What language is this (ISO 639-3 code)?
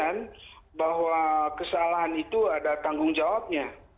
ind